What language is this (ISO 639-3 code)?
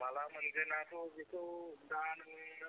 brx